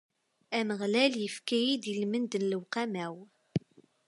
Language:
Kabyle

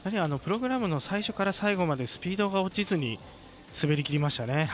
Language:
Japanese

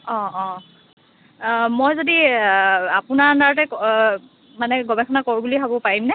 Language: Assamese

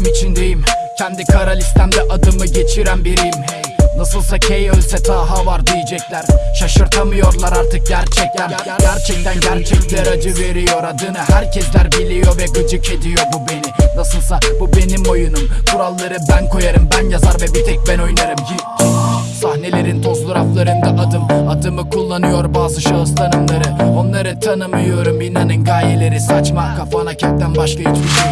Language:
Turkish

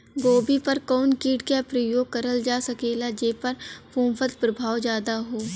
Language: Bhojpuri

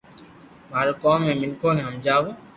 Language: Loarki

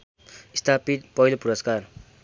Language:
Nepali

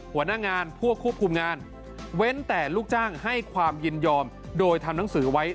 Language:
Thai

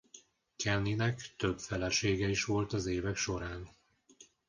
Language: Hungarian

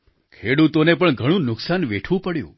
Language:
Gujarati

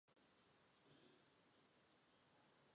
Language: Chinese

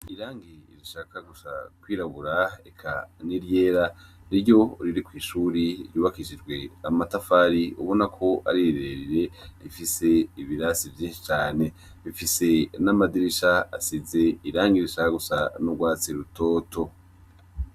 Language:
Rundi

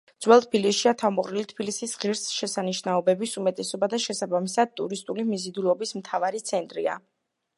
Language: Georgian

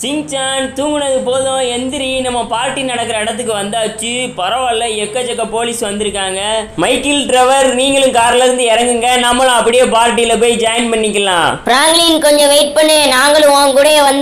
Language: Romanian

